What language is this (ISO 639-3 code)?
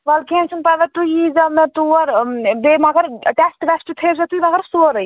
kas